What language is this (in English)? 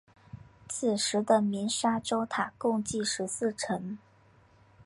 Chinese